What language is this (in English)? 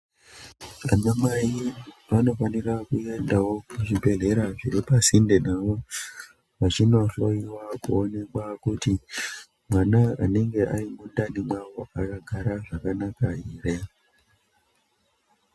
Ndau